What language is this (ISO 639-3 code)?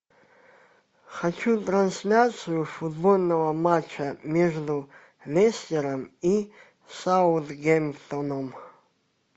rus